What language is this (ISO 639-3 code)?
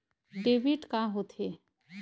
hne